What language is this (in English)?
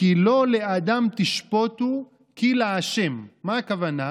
Hebrew